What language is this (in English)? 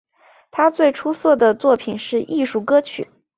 Chinese